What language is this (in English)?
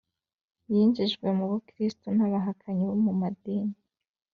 Kinyarwanda